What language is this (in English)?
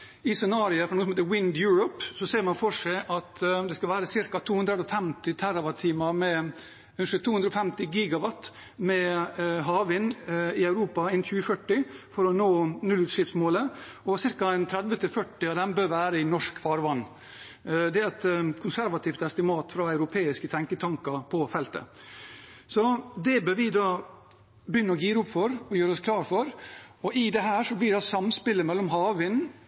Norwegian Bokmål